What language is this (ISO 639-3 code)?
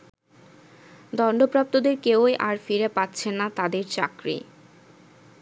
ben